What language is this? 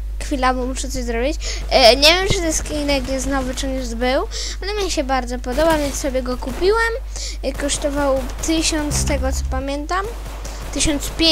Polish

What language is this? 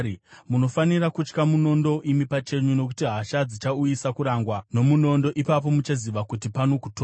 Shona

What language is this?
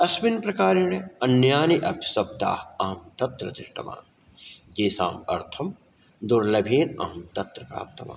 Sanskrit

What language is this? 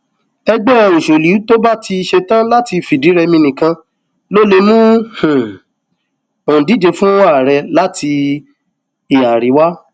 Yoruba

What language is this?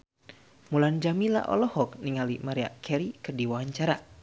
Sundanese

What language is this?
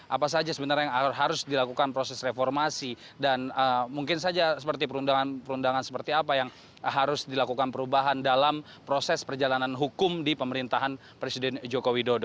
Indonesian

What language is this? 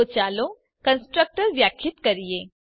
Gujarati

